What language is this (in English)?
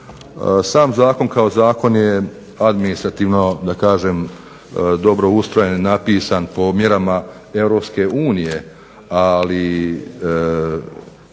Croatian